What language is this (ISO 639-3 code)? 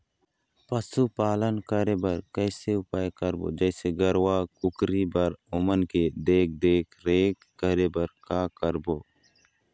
hne